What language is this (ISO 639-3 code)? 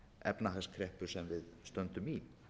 isl